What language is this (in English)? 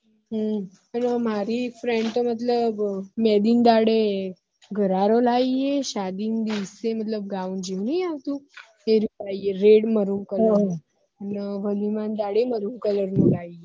Gujarati